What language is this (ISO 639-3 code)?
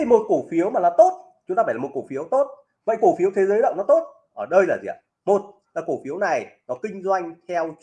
vie